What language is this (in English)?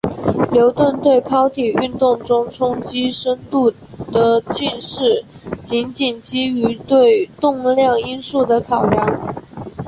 Chinese